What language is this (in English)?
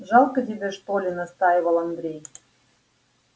Russian